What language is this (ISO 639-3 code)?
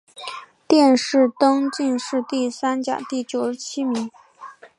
zho